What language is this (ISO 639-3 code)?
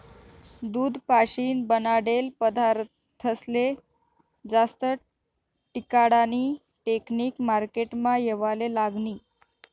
mar